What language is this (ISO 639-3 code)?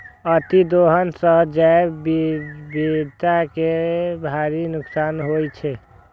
mai